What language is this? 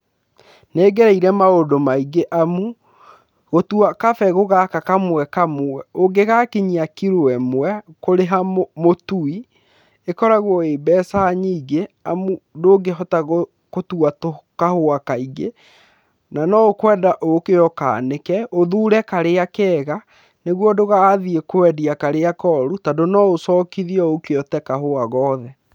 Kikuyu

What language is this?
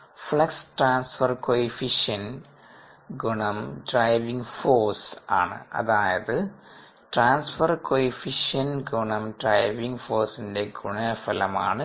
Malayalam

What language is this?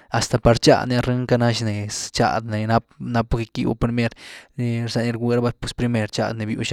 Güilá Zapotec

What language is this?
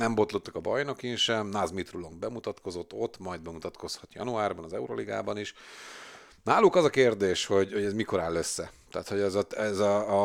Hungarian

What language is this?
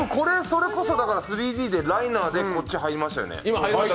Japanese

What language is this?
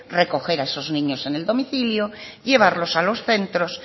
Spanish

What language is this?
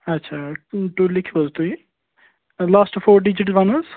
Kashmiri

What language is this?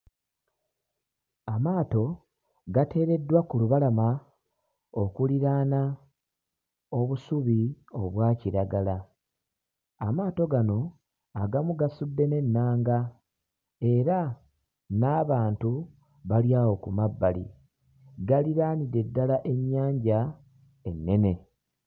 Ganda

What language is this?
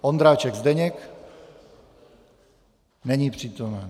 Czech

